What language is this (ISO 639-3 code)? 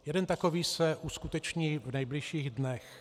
ces